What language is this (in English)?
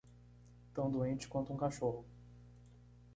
Portuguese